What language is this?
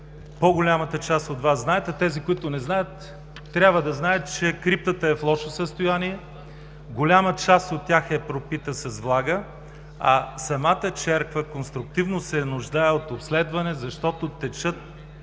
Bulgarian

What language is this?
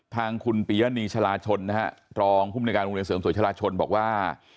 Thai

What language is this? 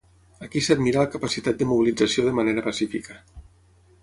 Catalan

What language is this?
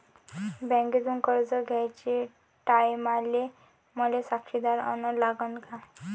Marathi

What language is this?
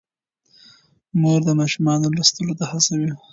Pashto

